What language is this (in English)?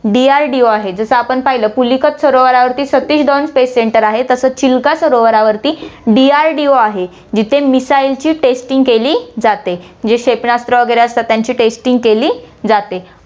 Marathi